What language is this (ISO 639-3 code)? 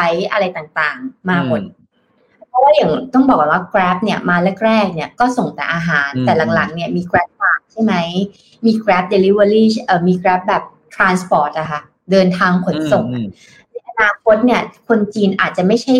tha